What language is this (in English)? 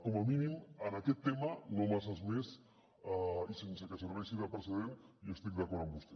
Catalan